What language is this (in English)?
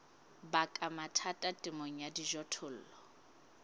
Southern Sotho